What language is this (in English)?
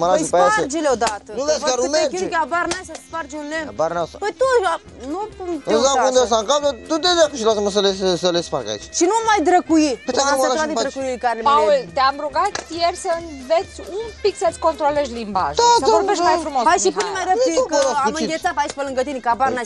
Romanian